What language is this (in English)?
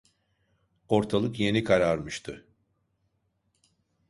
Turkish